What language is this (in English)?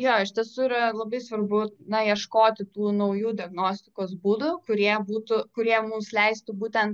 Lithuanian